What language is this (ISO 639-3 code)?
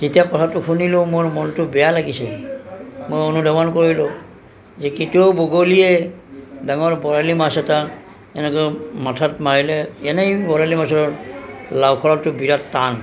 asm